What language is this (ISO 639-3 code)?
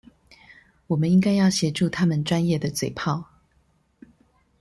zho